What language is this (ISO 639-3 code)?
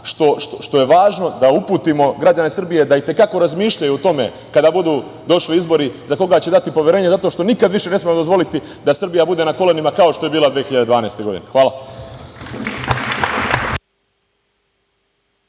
srp